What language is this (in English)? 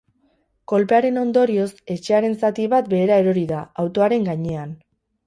Basque